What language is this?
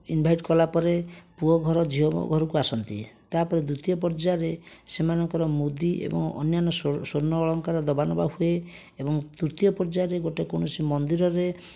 Odia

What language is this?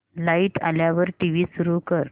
Marathi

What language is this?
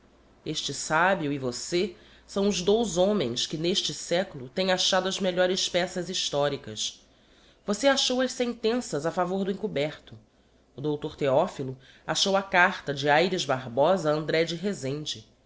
Portuguese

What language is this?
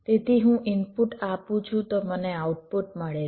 Gujarati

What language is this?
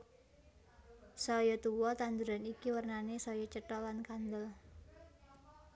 Javanese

